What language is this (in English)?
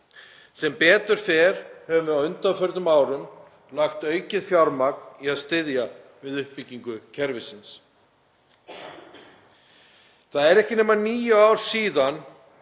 Icelandic